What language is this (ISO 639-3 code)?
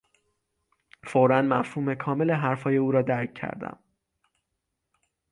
fas